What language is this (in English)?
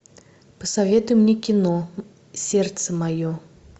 Russian